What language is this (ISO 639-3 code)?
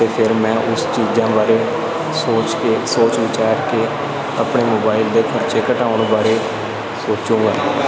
pan